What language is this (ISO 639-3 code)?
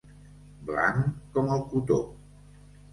cat